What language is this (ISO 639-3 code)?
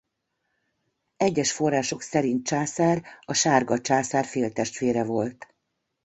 hun